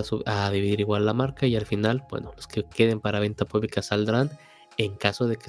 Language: Spanish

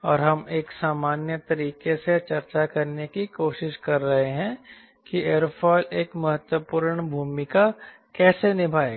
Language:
Hindi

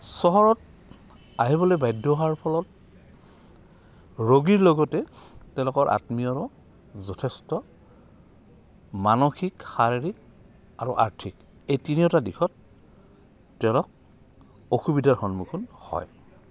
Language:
Assamese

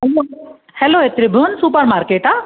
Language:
Sindhi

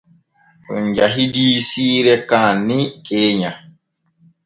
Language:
Borgu Fulfulde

